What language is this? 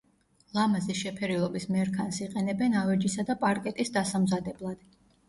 Georgian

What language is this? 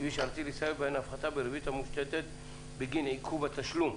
Hebrew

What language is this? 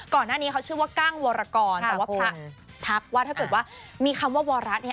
Thai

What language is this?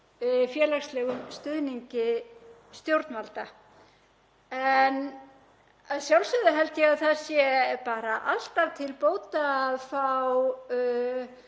Icelandic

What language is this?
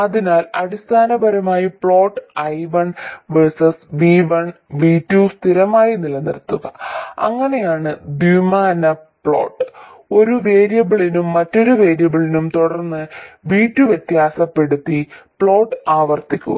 Malayalam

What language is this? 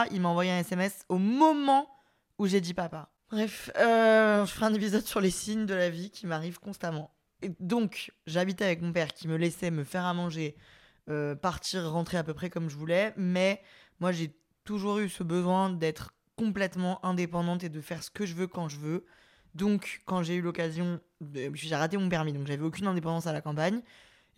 French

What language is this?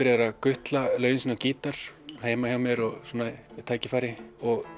Icelandic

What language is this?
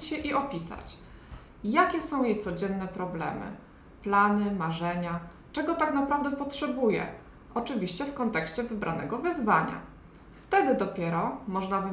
Polish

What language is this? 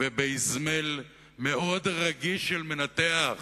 Hebrew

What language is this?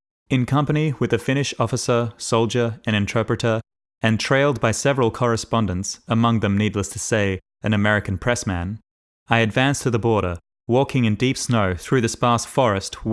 English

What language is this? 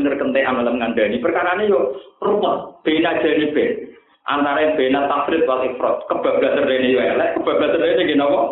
Indonesian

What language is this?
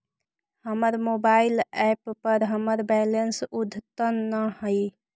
Magahi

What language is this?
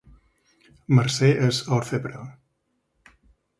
Catalan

